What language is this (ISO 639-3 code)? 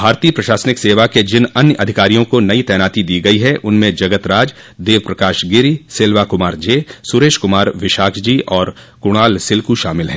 hin